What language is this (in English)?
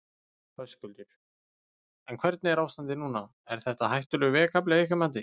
Icelandic